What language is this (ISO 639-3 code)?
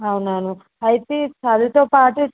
tel